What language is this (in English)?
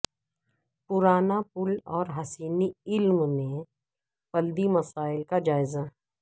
Urdu